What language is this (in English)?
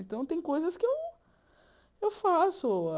Portuguese